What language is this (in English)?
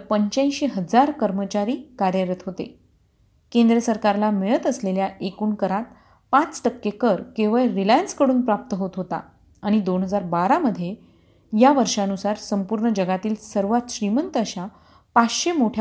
Marathi